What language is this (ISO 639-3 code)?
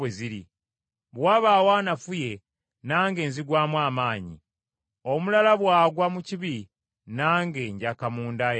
lug